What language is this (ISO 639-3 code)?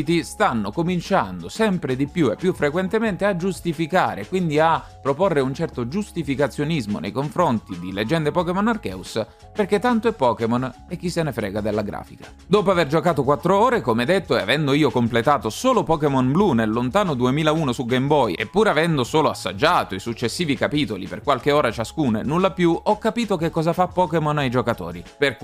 ita